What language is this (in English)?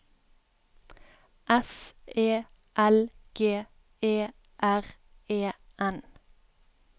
Norwegian